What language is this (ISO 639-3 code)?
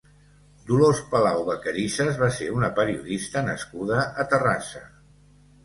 cat